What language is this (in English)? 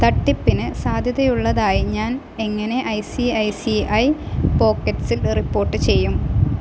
Malayalam